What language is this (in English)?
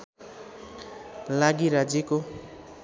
Nepali